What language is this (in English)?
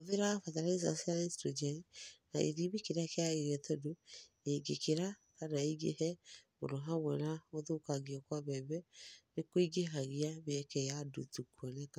Kikuyu